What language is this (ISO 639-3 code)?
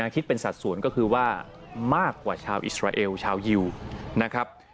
tha